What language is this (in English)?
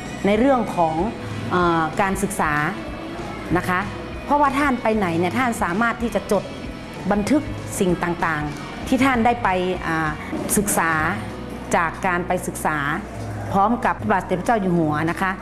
Thai